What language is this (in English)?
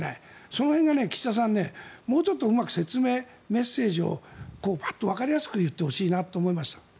Japanese